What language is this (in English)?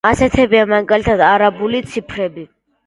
Georgian